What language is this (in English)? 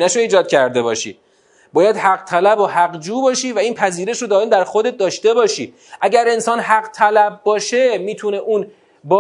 Persian